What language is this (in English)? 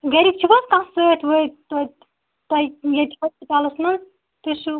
Kashmiri